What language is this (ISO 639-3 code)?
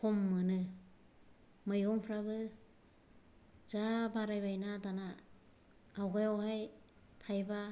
brx